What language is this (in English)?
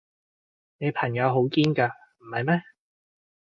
Cantonese